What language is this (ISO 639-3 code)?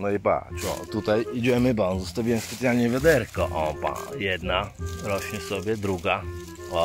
pol